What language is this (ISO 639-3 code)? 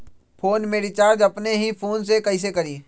mag